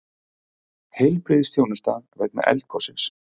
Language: Icelandic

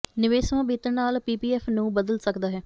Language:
Punjabi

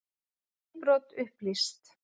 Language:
Icelandic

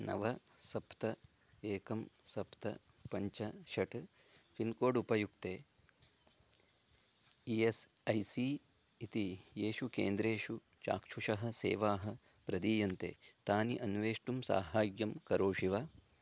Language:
Sanskrit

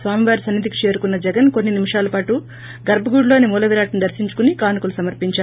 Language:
Telugu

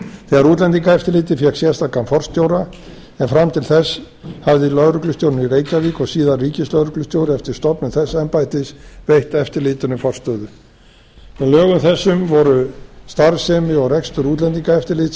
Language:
Icelandic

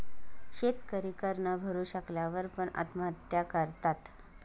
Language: Marathi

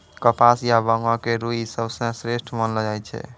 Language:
Maithili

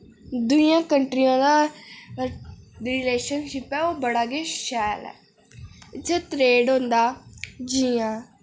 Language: Dogri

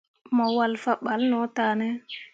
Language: Mundang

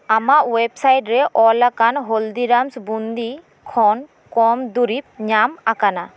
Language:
Santali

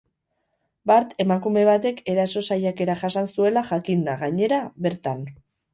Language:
Basque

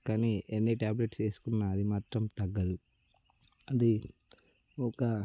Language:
Telugu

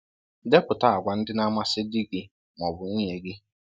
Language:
Igbo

